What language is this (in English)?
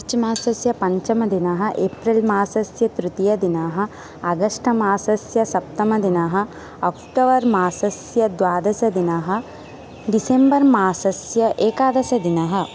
Sanskrit